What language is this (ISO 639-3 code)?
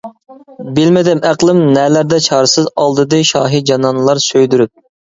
uig